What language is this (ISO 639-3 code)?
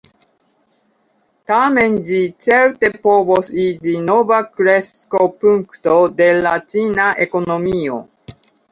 epo